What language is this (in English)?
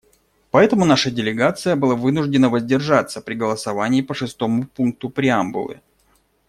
Russian